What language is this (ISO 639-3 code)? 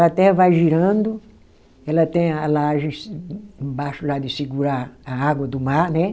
por